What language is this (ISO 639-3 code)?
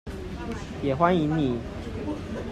zho